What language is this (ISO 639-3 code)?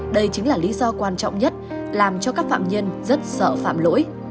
vie